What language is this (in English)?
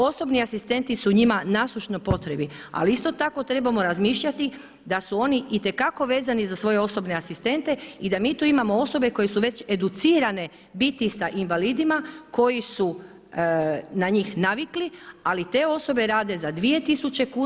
Croatian